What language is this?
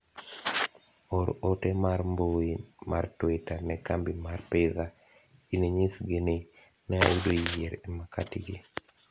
Luo (Kenya and Tanzania)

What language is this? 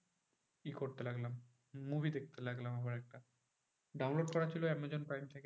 Bangla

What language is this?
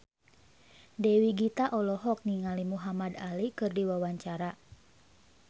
Sundanese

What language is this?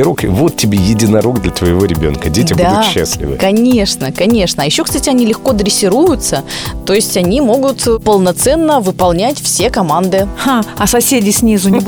Russian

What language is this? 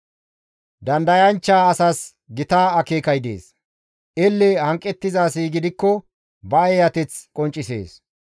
Gamo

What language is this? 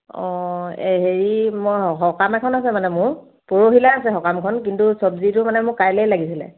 Assamese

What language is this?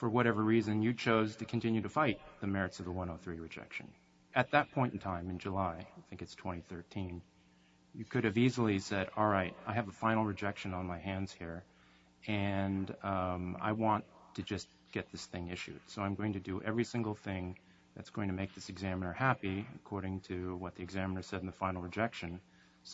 English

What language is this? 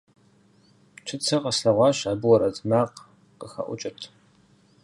Kabardian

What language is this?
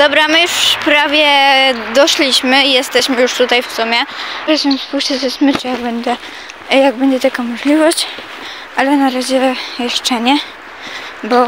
Polish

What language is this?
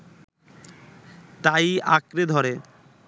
Bangla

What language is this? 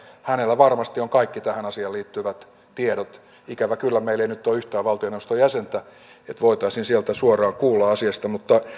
Finnish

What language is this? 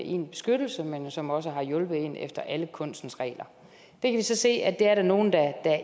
Danish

